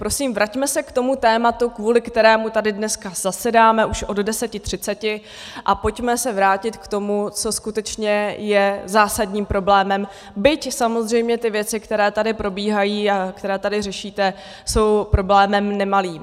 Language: Czech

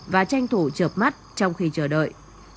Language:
Vietnamese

